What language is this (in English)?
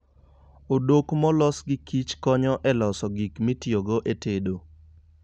Luo (Kenya and Tanzania)